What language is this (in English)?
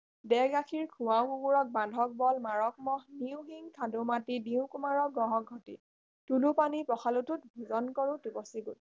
Assamese